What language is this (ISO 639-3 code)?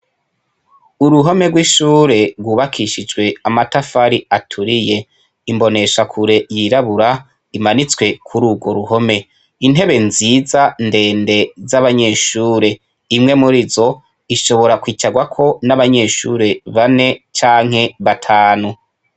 run